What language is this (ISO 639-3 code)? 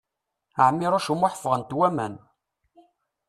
kab